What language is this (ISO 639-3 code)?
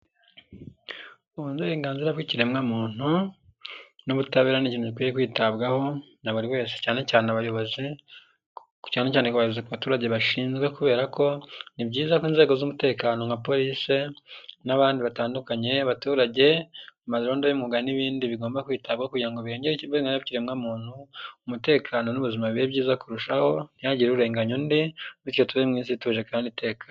kin